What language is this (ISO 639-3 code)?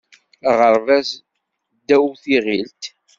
kab